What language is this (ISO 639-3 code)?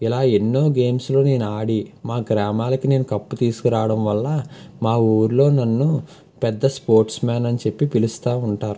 tel